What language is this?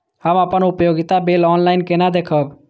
Maithili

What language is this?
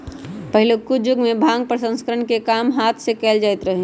Magahi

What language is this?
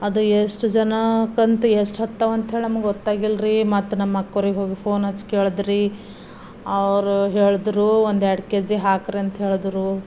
Kannada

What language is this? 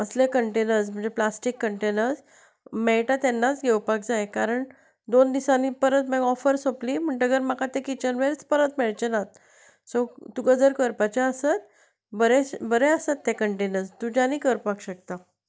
Konkani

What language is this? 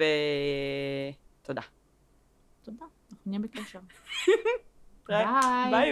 Hebrew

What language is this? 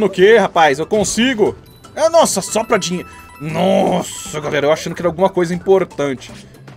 Portuguese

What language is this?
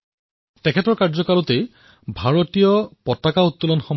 Assamese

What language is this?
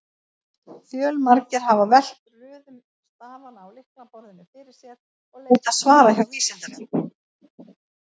Icelandic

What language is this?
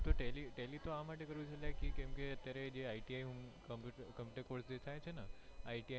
Gujarati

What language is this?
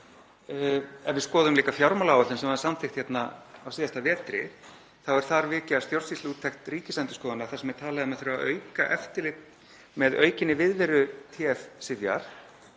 Icelandic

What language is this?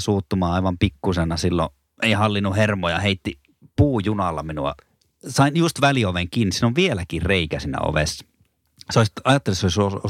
Finnish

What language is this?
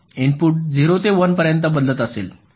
Marathi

